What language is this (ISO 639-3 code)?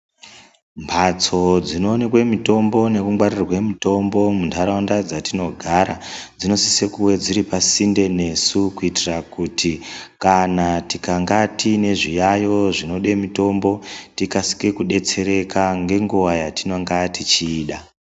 ndc